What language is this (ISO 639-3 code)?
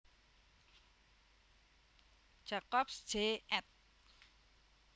jav